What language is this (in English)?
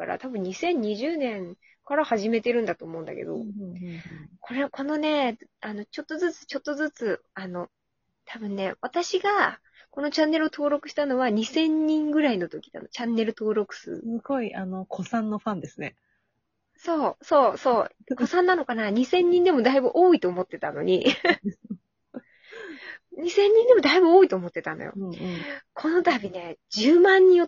Japanese